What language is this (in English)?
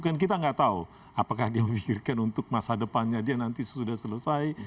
Indonesian